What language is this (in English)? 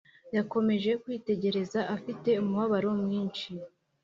Kinyarwanda